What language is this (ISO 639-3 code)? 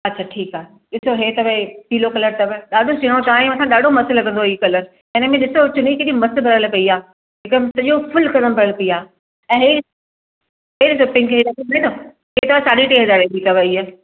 snd